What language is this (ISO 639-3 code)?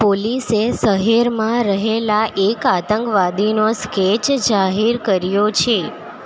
guj